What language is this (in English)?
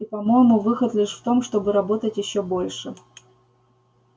Russian